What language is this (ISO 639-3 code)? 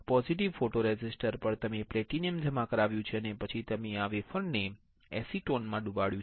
guj